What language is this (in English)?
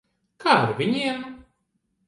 Latvian